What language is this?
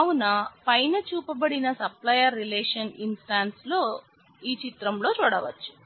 Telugu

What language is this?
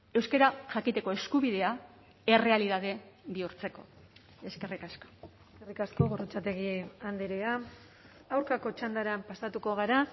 Basque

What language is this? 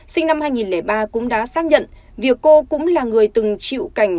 Vietnamese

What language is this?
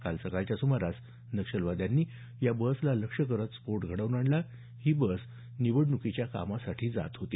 Marathi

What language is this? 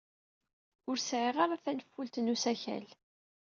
Kabyle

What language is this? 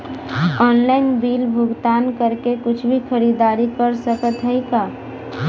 Bhojpuri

